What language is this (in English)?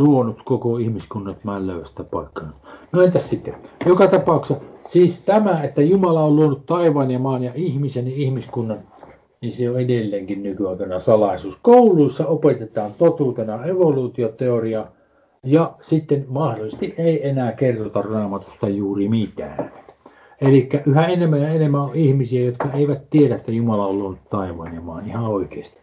Finnish